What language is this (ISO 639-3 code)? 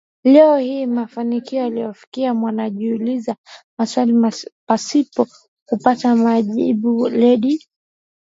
swa